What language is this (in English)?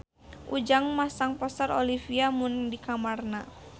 Sundanese